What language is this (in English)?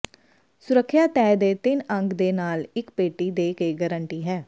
Punjabi